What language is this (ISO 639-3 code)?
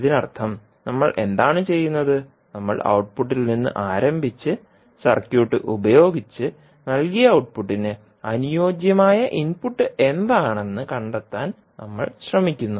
mal